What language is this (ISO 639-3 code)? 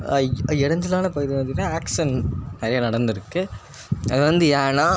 tam